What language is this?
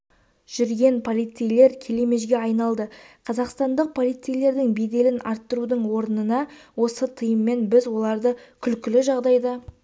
Kazakh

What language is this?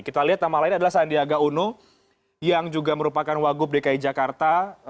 Indonesian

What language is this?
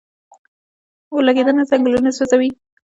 Pashto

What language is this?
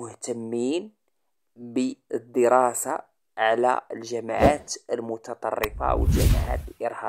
Arabic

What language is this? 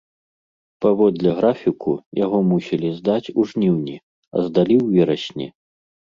Belarusian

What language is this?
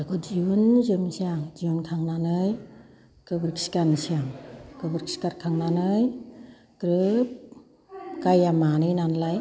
Bodo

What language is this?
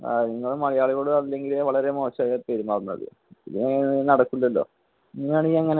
Malayalam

